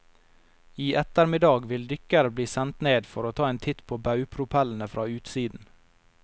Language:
Norwegian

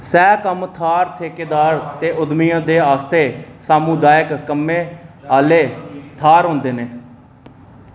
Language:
Dogri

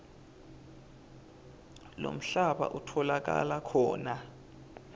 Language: Swati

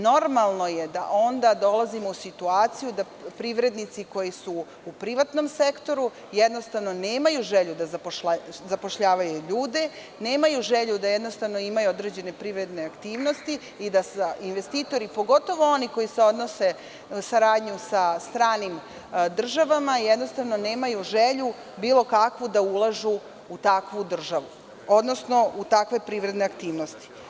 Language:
Serbian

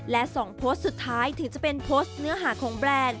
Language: Thai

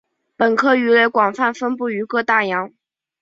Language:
Chinese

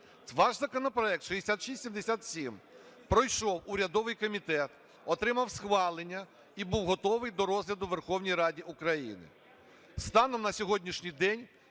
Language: Ukrainian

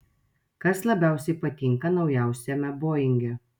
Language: Lithuanian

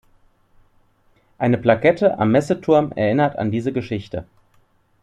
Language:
German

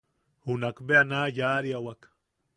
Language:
Yaqui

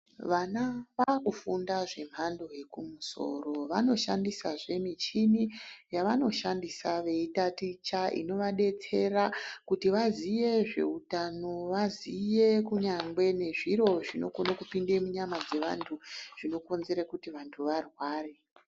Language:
Ndau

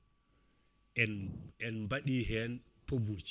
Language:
Fula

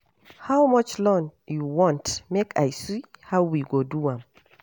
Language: Nigerian Pidgin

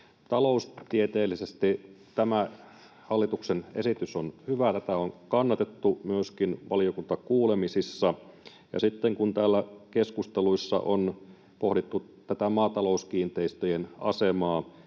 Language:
Finnish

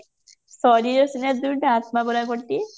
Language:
Odia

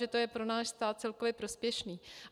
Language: Czech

